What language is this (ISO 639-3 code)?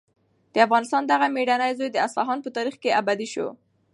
pus